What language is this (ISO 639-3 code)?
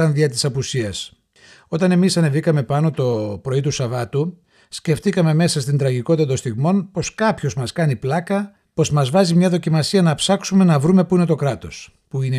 ell